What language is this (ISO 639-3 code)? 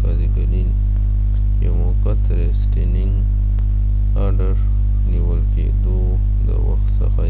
pus